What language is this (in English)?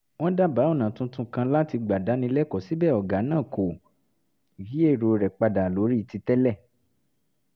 Yoruba